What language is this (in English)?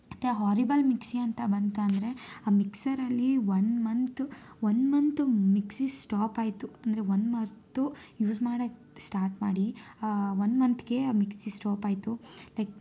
Kannada